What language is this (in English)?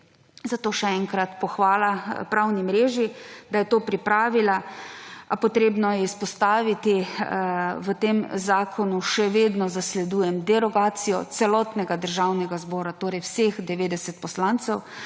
Slovenian